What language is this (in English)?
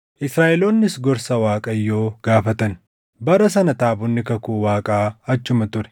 Oromo